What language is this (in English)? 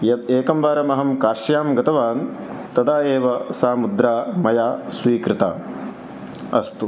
Sanskrit